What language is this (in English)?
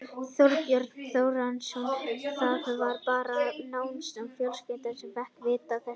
Icelandic